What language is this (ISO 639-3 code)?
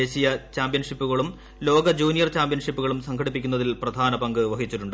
mal